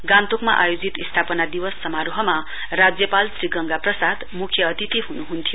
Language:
Nepali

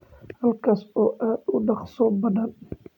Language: Somali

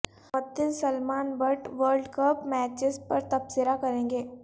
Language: Urdu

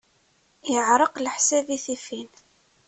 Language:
Kabyle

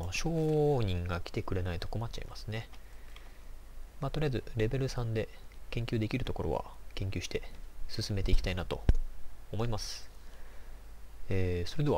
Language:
Japanese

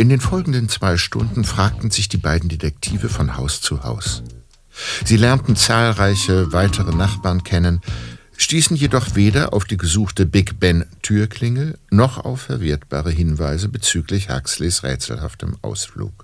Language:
German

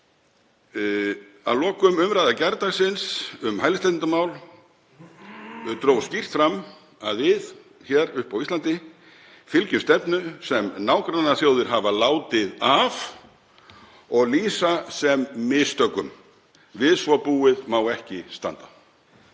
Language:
Icelandic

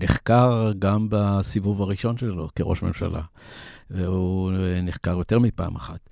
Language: Hebrew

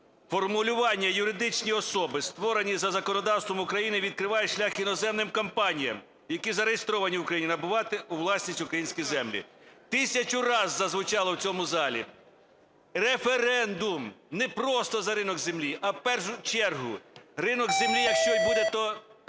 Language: Ukrainian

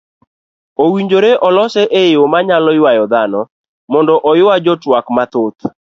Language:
Luo (Kenya and Tanzania)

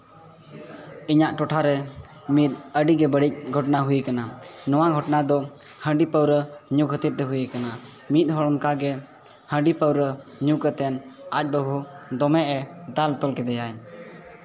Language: Santali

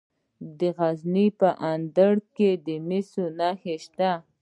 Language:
Pashto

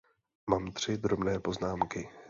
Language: Czech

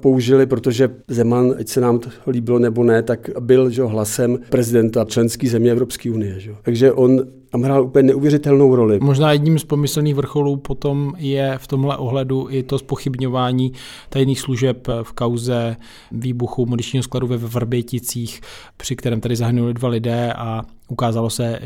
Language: Czech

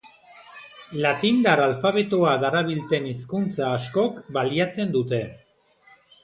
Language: Basque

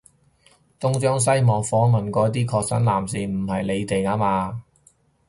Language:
Cantonese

